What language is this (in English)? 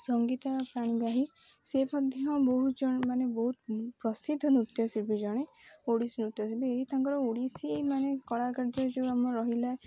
Odia